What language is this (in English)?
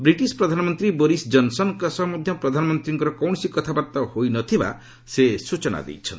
Odia